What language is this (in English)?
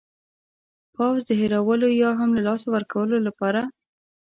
Pashto